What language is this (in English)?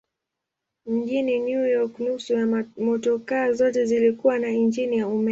Swahili